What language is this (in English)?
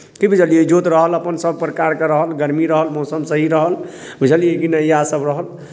Maithili